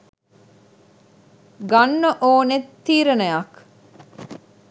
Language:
Sinhala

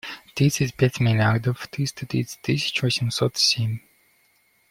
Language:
Russian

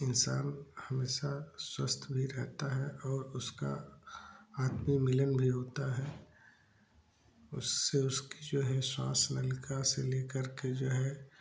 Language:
Hindi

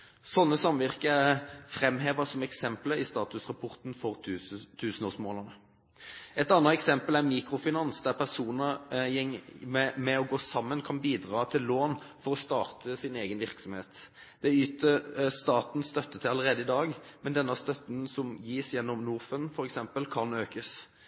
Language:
Norwegian Bokmål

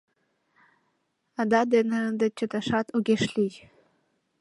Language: Mari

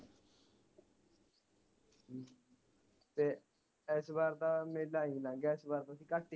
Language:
Punjabi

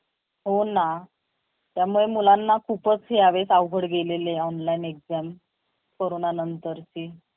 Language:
Marathi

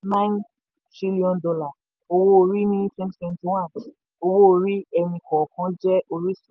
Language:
Yoruba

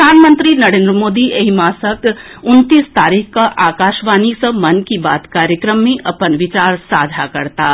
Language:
Maithili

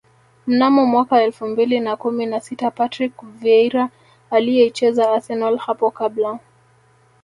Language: Swahili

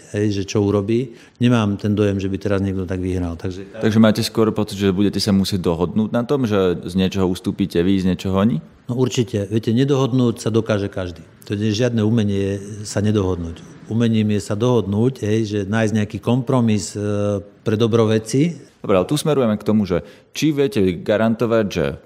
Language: Slovak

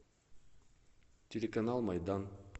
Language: Russian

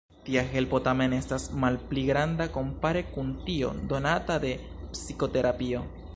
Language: Esperanto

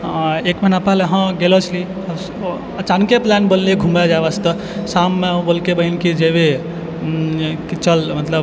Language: Maithili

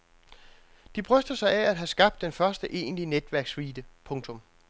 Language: Danish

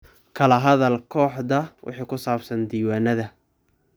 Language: Somali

